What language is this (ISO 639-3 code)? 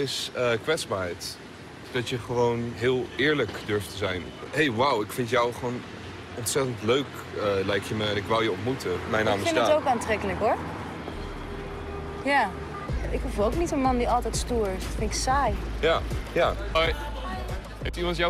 nld